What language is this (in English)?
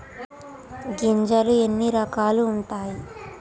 Telugu